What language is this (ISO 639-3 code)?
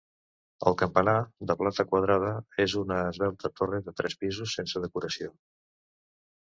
cat